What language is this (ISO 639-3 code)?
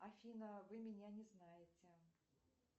rus